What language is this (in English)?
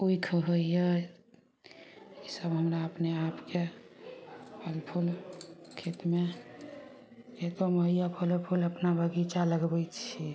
Maithili